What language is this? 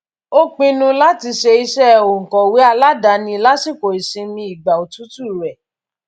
Yoruba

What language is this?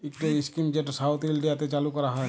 Bangla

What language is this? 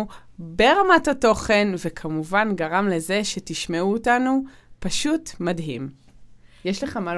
Hebrew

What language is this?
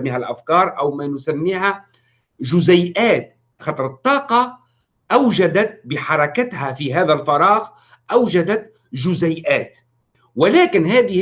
Arabic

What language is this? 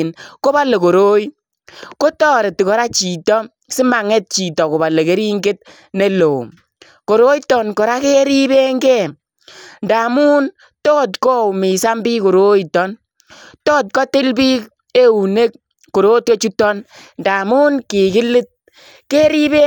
Kalenjin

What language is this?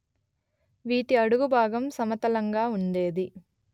Telugu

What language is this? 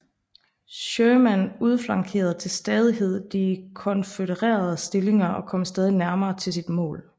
Danish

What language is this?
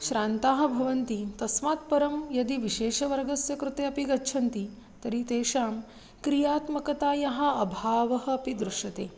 Sanskrit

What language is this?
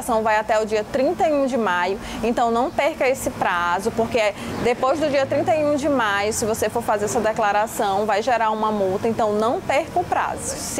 Portuguese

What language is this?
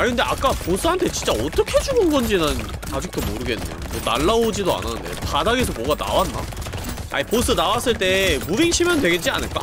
Korean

